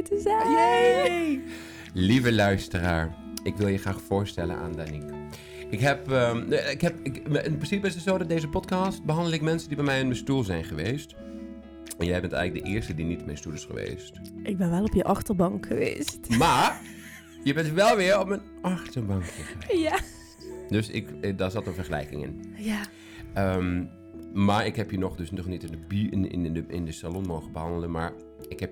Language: Dutch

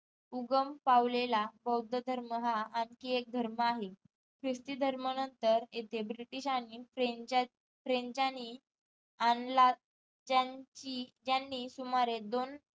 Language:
Marathi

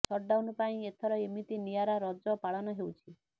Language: Odia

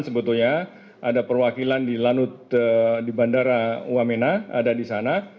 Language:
Indonesian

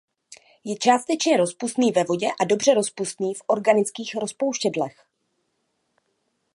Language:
Czech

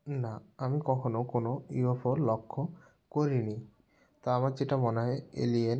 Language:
Bangla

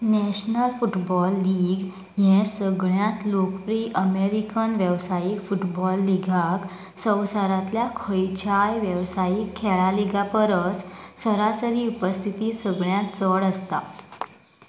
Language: Konkani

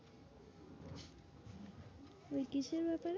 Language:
Bangla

